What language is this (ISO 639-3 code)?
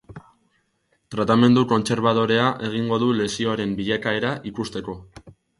eus